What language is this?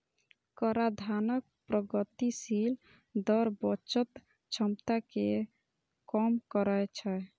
Maithili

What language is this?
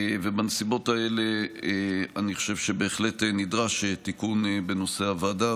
Hebrew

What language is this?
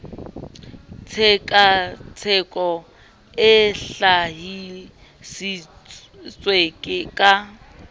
Southern Sotho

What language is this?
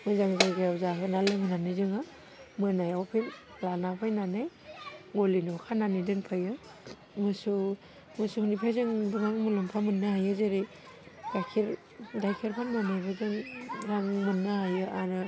Bodo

